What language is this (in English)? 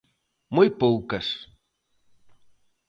Galician